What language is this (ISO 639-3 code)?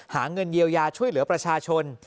tha